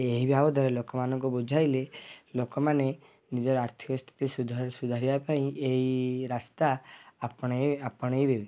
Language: Odia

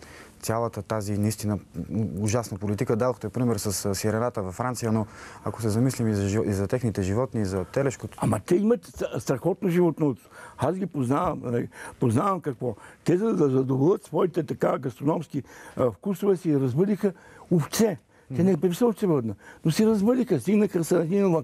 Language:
Bulgarian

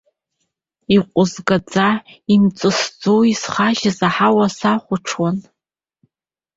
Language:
Abkhazian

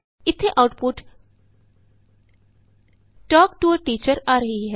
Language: Punjabi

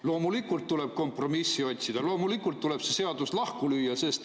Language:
Estonian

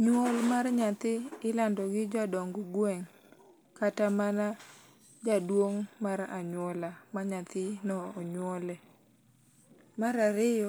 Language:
Luo (Kenya and Tanzania)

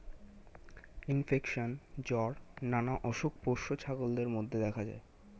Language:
Bangla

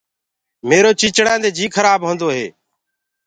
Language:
Gurgula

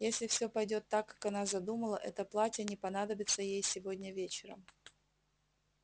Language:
Russian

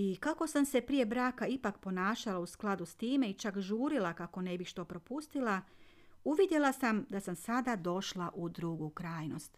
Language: Croatian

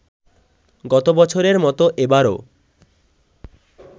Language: Bangla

